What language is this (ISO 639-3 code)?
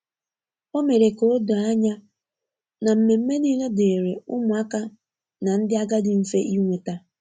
ibo